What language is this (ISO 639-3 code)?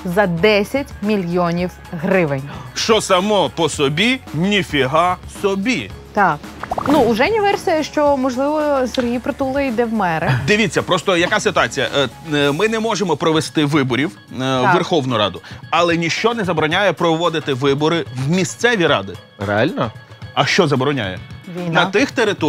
ukr